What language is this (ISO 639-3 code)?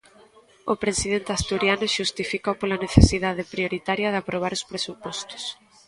glg